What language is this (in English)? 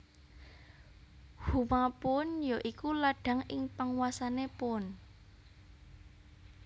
Javanese